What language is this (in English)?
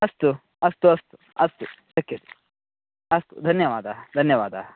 Sanskrit